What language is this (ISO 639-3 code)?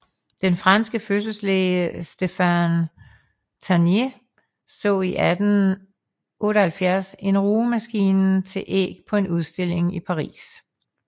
dan